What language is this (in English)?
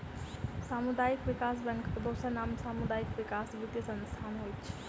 Maithili